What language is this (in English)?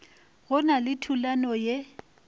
Northern Sotho